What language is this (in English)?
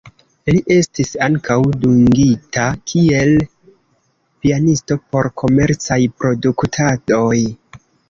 Esperanto